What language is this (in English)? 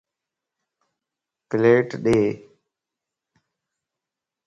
Lasi